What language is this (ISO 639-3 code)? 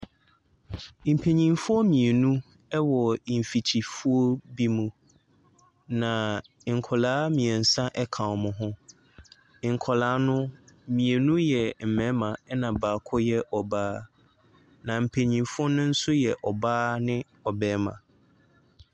aka